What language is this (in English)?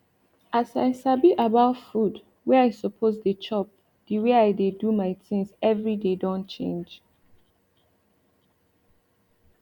Nigerian Pidgin